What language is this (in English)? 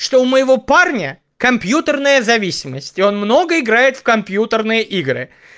Russian